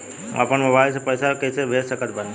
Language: Bhojpuri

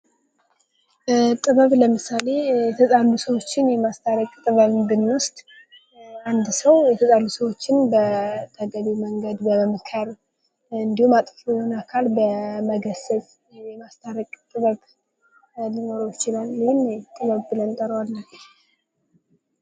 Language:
Amharic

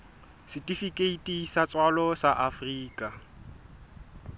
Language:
Southern Sotho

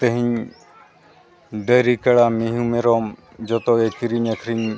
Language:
Santali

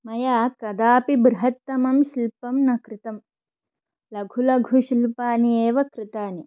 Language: Sanskrit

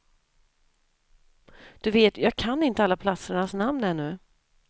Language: Swedish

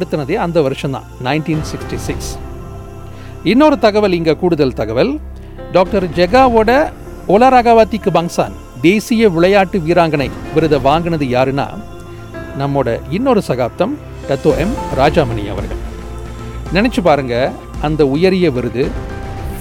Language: Tamil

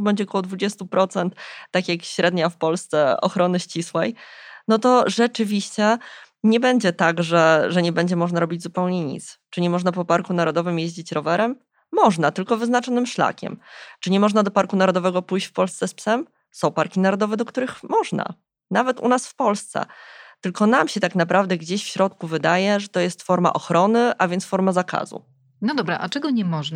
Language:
Polish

